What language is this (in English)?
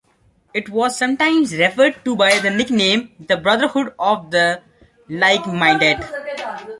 English